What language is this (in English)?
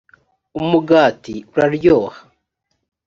Kinyarwanda